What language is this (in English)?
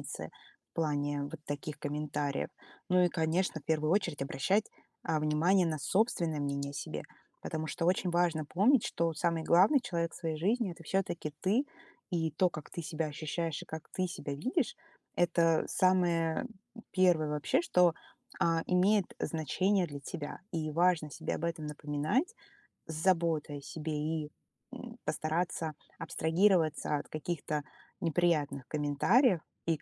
Russian